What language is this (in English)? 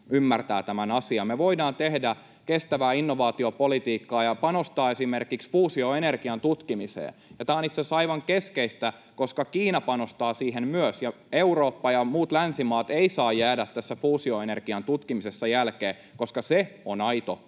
Finnish